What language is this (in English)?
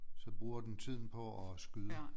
Danish